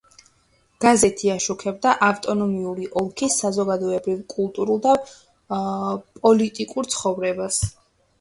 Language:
Georgian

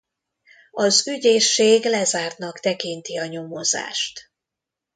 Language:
Hungarian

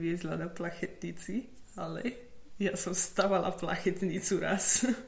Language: Slovak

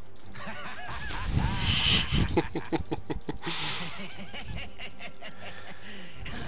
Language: Polish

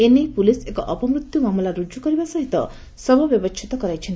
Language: Odia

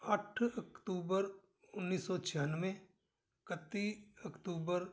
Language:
Punjabi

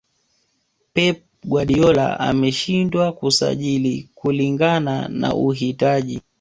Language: Swahili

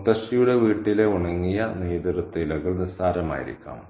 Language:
Malayalam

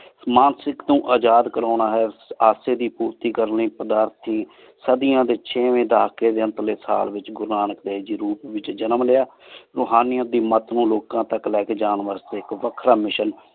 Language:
Punjabi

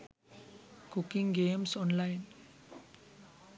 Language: Sinhala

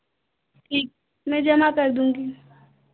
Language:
Hindi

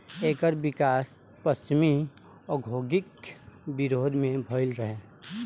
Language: Bhojpuri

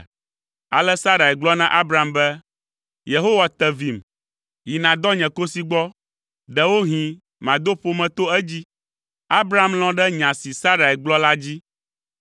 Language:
Ewe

